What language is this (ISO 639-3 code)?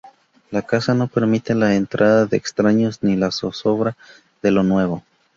spa